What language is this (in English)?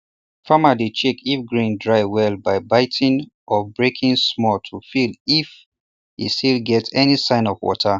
Nigerian Pidgin